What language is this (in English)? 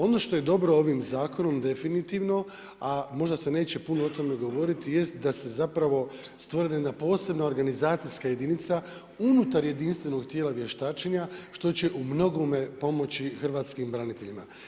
Croatian